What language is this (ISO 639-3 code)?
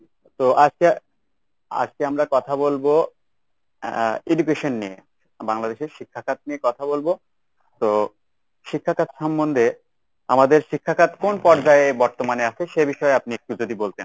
ben